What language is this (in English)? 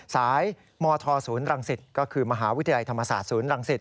Thai